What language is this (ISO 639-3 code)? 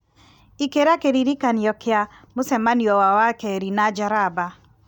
kik